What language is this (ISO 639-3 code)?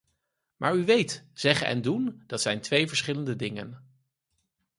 nld